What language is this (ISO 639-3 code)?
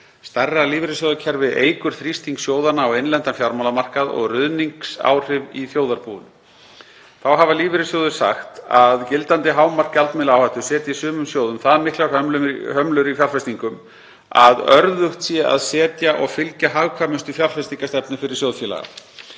isl